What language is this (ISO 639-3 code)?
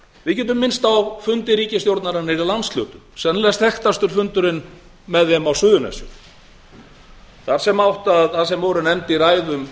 isl